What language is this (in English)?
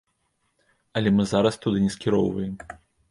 Belarusian